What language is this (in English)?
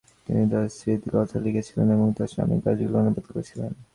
Bangla